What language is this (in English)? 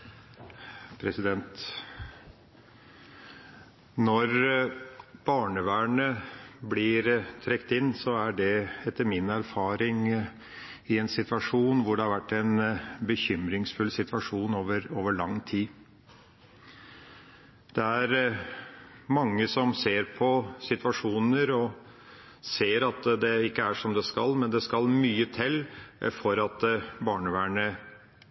Norwegian Bokmål